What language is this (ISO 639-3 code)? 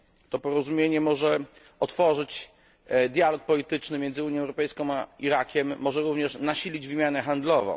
pol